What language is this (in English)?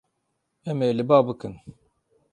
Kurdish